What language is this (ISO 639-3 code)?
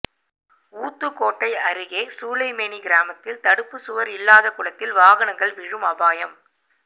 tam